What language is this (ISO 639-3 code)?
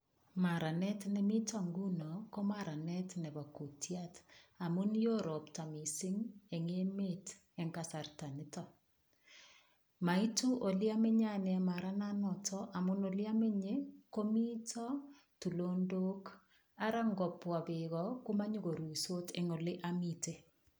kln